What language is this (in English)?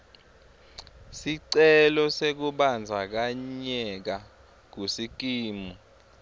Swati